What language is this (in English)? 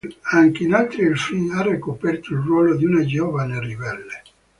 Italian